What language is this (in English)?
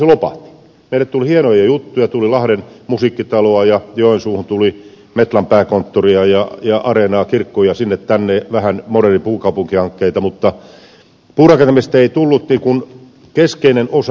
Finnish